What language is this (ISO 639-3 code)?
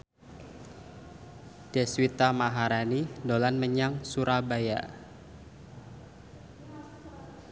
jav